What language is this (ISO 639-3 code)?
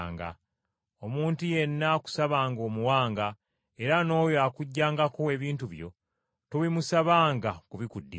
lug